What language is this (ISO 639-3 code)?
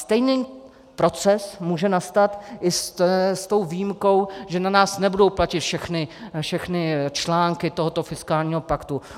ces